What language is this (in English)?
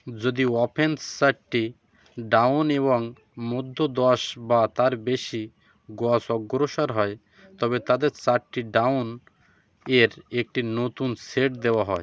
Bangla